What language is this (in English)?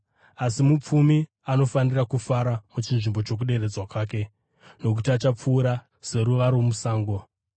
Shona